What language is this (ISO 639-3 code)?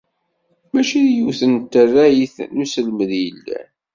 kab